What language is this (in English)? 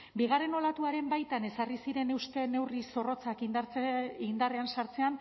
Basque